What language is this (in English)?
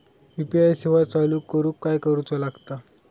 Marathi